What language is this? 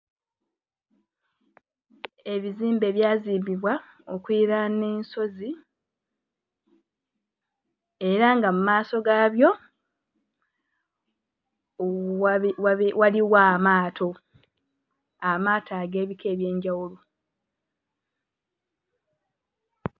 Ganda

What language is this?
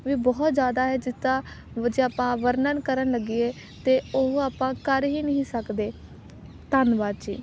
Punjabi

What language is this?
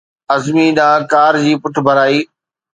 Sindhi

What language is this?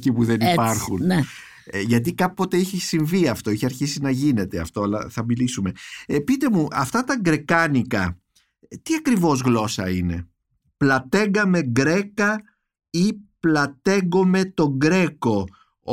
Greek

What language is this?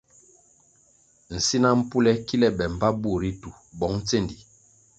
Kwasio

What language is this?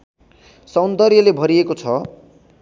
Nepali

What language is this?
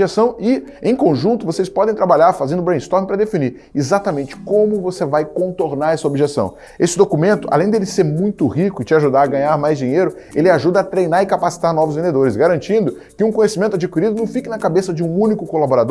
Portuguese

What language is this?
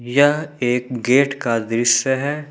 Hindi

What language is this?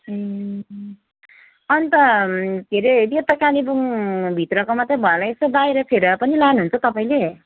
Nepali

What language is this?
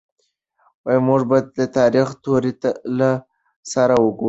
Pashto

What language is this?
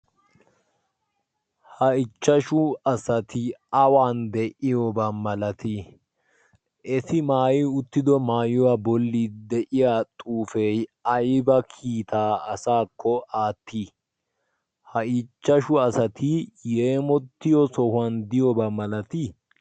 Wolaytta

